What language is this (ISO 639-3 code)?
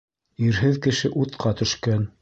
bak